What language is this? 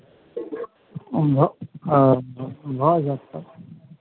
Maithili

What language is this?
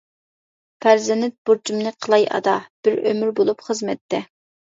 Uyghur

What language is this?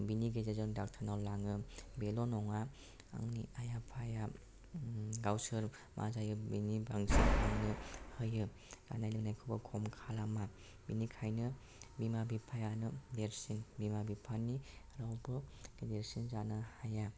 Bodo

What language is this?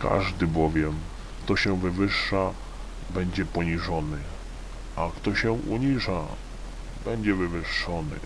Polish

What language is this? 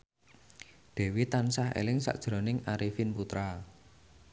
Javanese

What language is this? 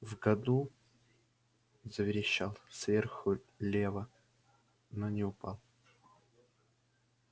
Russian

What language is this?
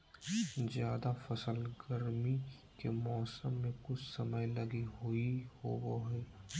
Magahi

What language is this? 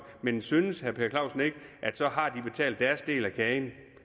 Danish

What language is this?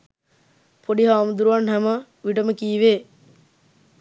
Sinhala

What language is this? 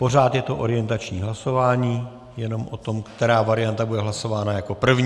Czech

